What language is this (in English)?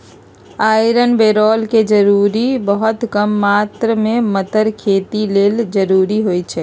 Magahi